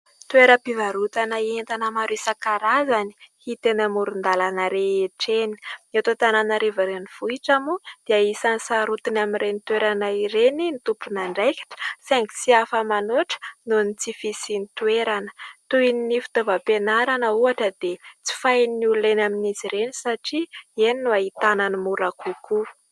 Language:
Malagasy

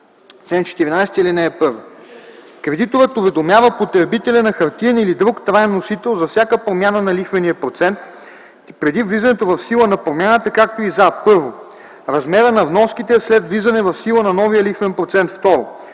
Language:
Bulgarian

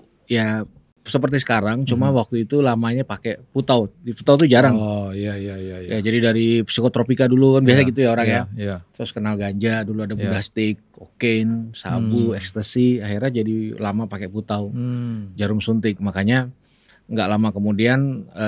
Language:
Indonesian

